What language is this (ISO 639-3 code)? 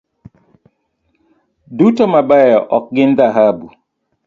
luo